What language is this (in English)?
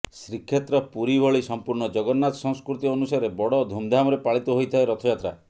Odia